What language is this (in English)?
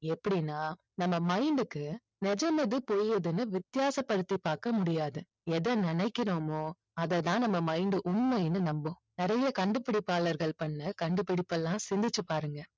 Tamil